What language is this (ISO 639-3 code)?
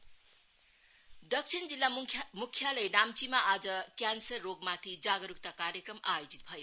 nep